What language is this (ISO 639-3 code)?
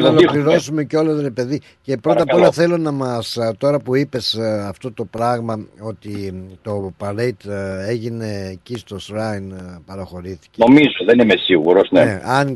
ell